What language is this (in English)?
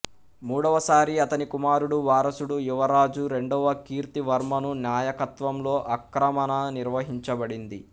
Telugu